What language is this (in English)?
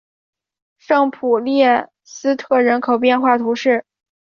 Chinese